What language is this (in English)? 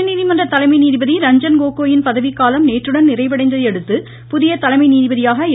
Tamil